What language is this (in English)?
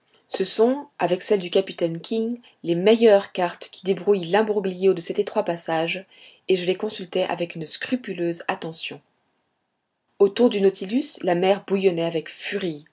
French